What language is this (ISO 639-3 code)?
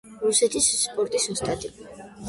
kat